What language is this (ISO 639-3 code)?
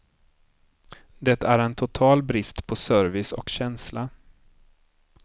swe